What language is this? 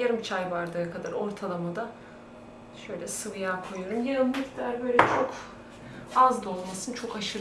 Turkish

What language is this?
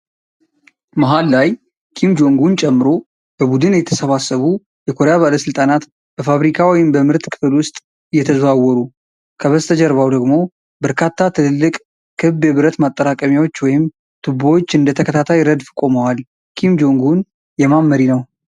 Amharic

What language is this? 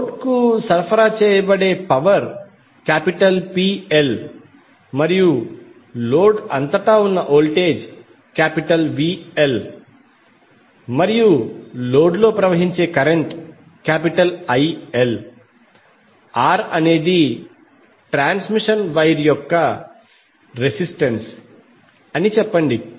Telugu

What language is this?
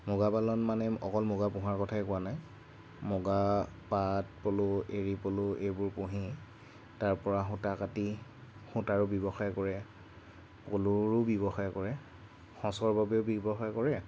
Assamese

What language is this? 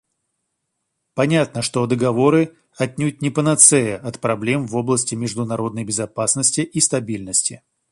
Russian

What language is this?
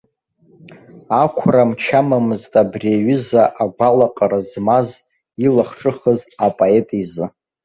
Abkhazian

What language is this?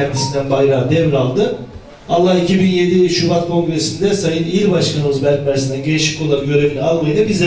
Turkish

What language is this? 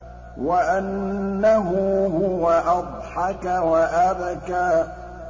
Arabic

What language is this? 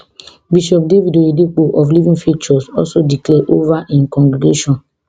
Nigerian Pidgin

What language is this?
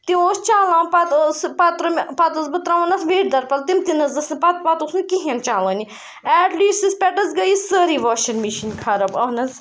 Kashmiri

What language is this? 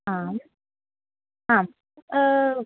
Sanskrit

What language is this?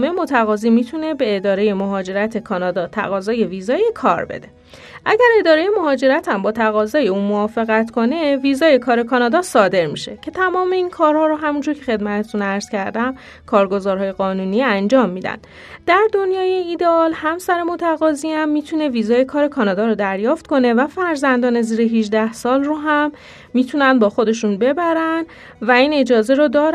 Persian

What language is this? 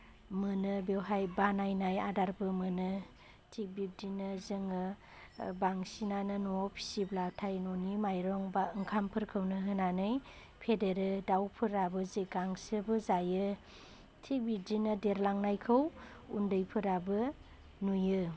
Bodo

